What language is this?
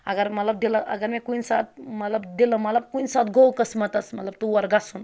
Kashmiri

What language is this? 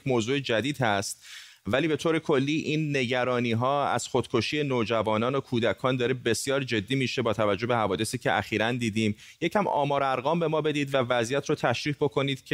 Persian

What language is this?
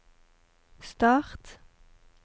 Norwegian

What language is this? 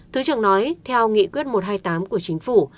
Vietnamese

